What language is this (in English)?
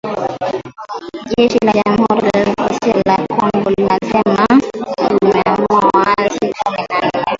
Swahili